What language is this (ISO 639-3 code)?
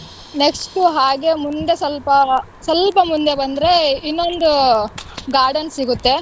kan